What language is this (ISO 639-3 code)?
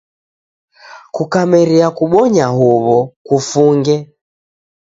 dav